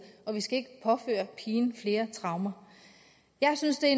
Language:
Danish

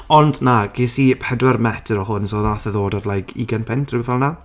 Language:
Welsh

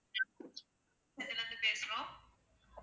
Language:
Tamil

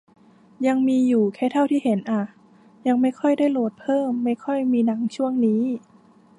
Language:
Thai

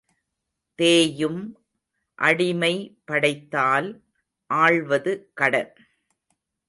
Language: Tamil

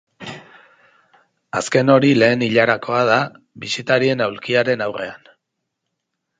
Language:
Basque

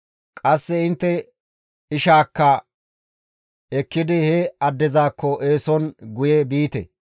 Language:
Gamo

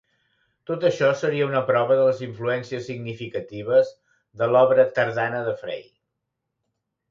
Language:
Catalan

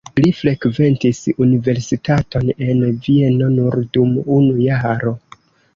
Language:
Esperanto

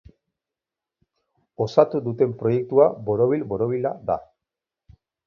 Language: Basque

